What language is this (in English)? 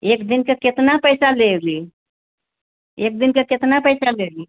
Hindi